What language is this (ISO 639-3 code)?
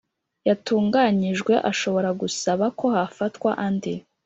kin